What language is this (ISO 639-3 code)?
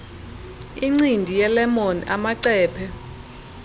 xho